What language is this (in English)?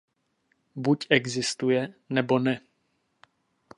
Czech